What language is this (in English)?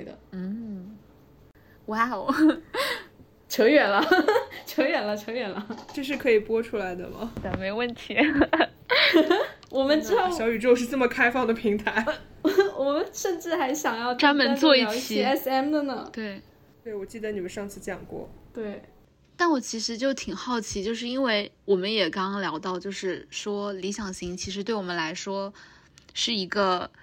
Chinese